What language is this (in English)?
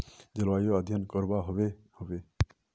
Magahi